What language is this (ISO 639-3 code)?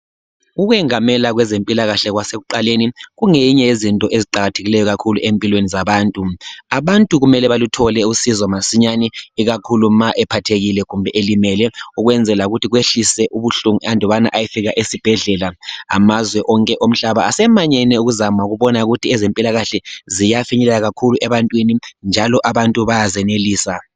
nde